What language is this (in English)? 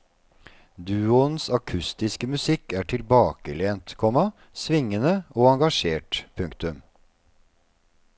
Norwegian